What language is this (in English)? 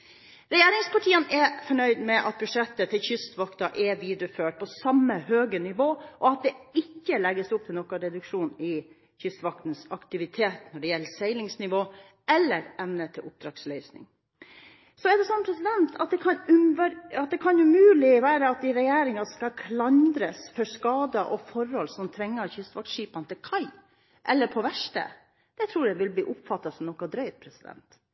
Norwegian Bokmål